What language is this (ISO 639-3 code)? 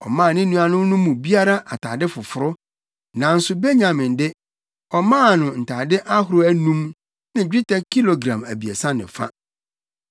aka